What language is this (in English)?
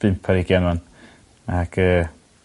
Welsh